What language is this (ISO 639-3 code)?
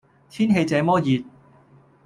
yue